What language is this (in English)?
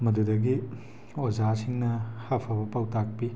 Manipuri